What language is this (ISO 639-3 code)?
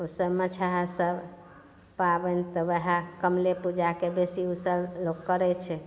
mai